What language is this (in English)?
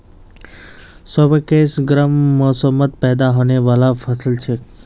Magahi